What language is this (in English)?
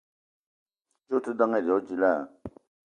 Eton (Cameroon)